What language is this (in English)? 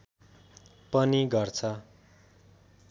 Nepali